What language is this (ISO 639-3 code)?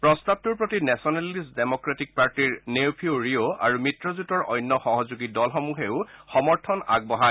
asm